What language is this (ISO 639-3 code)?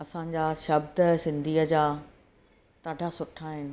snd